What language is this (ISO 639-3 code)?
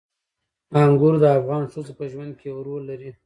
pus